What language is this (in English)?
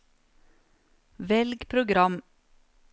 Norwegian